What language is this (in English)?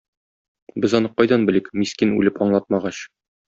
Tatar